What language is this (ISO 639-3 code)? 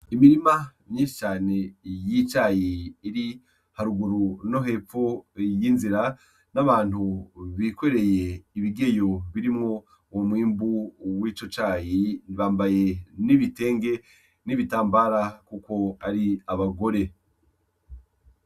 run